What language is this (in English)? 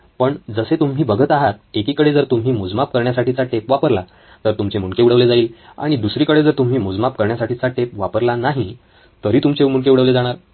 Marathi